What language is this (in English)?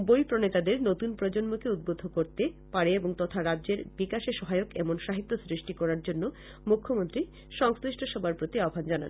Bangla